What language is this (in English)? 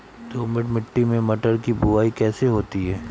Hindi